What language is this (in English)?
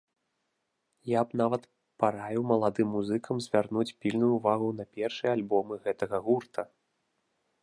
Belarusian